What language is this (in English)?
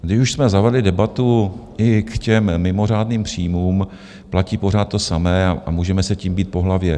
Czech